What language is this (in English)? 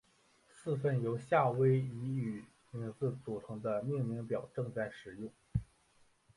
Chinese